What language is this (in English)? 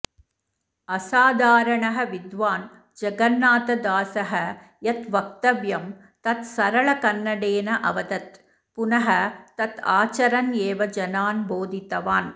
Sanskrit